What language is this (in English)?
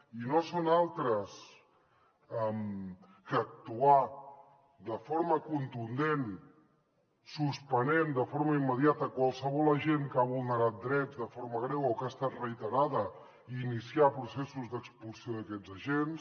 Catalan